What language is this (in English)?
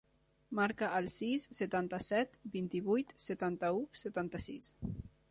Catalan